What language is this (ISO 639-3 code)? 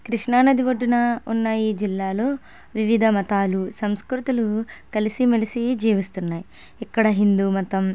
tel